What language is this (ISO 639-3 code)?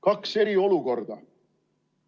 est